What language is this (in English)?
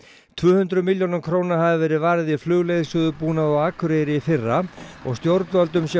Icelandic